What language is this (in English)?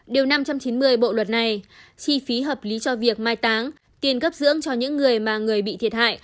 Vietnamese